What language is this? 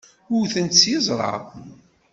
Kabyle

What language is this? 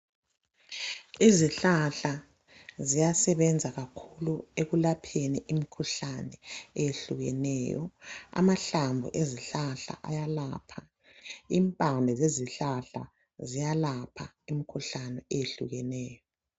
North Ndebele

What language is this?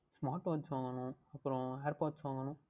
Tamil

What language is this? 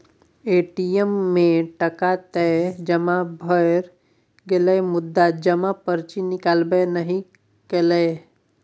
Maithili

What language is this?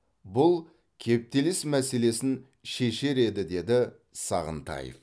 Kazakh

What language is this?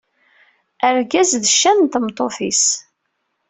Kabyle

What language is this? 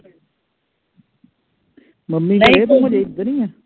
Punjabi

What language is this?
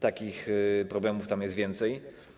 Polish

